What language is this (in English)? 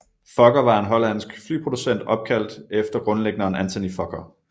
Danish